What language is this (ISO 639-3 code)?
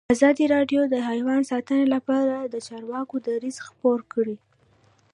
pus